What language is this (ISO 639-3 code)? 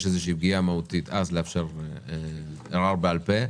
heb